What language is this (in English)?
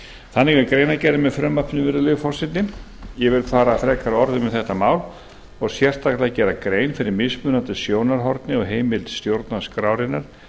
Icelandic